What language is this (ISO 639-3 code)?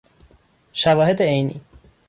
fas